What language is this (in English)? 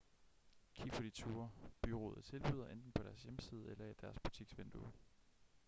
Danish